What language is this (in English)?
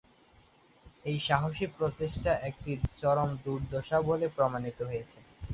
Bangla